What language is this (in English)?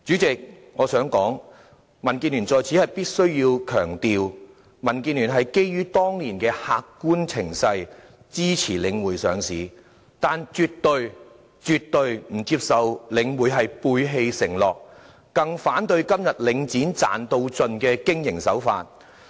Cantonese